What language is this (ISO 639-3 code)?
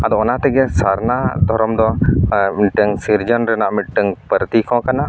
sat